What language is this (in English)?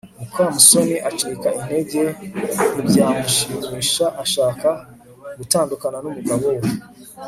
Kinyarwanda